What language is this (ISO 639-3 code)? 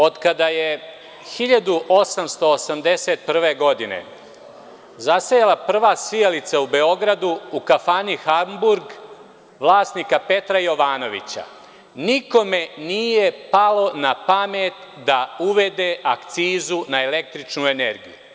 srp